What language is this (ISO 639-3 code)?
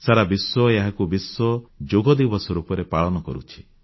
ori